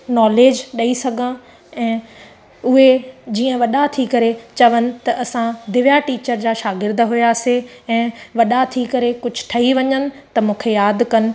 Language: Sindhi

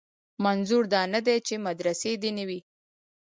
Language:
Pashto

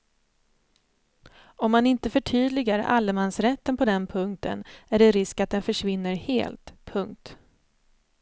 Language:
Swedish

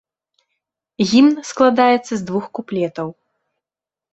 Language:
Belarusian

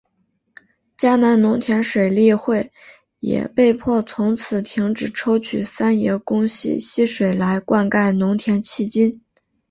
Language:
Chinese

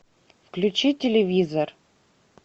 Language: Russian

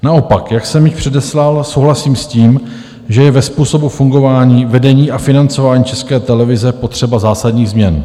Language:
Czech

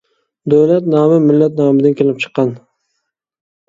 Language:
Uyghur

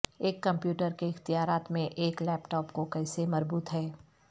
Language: Urdu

